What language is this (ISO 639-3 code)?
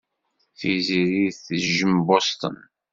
kab